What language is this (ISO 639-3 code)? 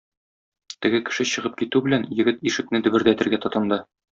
tat